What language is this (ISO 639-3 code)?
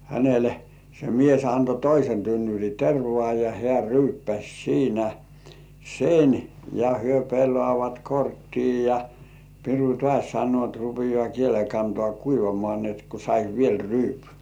fin